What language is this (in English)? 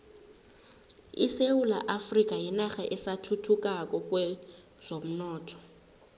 South Ndebele